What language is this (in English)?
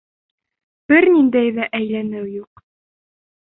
Bashkir